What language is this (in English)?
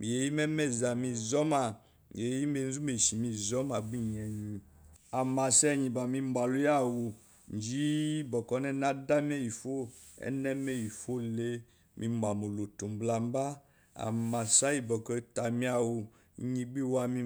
Eloyi